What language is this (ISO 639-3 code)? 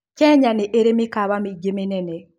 kik